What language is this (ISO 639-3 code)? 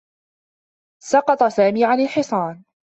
ara